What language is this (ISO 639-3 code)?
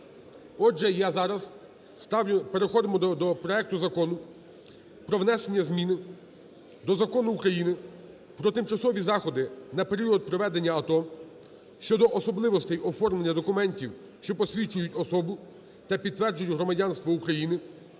ukr